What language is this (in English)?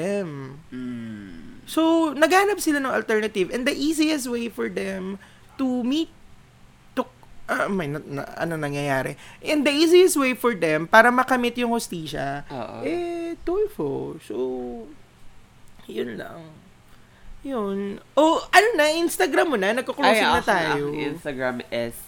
Filipino